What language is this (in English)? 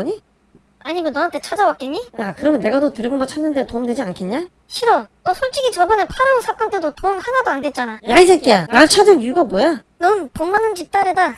Korean